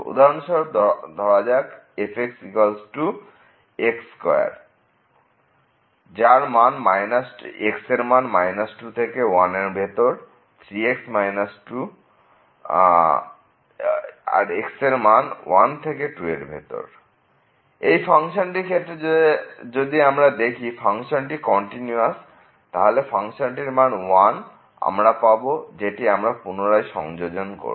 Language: Bangla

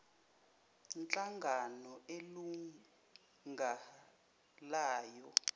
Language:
Zulu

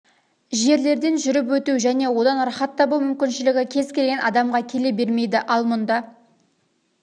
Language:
Kazakh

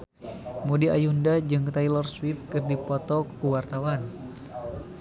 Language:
Sundanese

